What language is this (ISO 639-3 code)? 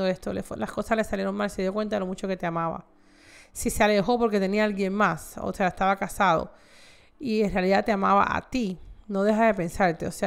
spa